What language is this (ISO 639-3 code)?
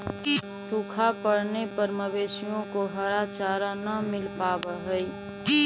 mag